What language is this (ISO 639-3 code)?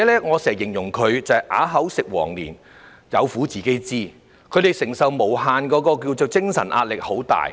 yue